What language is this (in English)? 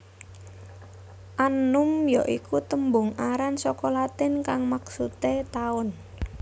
Javanese